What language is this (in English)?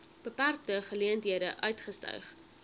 Afrikaans